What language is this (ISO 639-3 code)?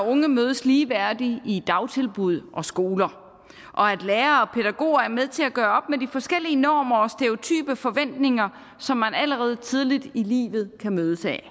dan